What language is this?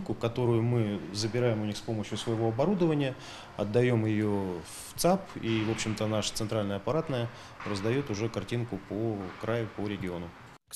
Russian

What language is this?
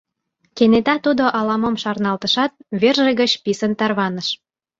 Mari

